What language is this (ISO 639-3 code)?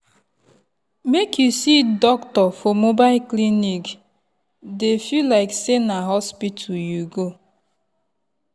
pcm